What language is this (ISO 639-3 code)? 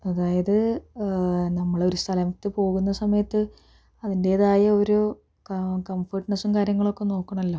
mal